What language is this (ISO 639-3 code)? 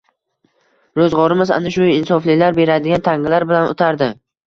uzb